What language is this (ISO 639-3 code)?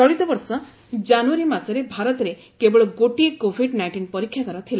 ori